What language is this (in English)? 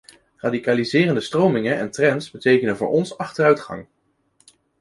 Dutch